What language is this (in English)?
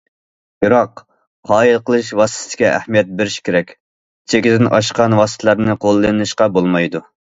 Uyghur